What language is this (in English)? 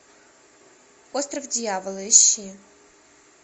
Russian